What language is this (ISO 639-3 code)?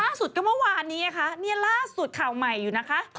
tha